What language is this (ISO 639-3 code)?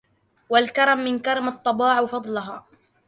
ara